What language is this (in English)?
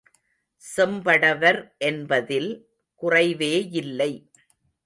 Tamil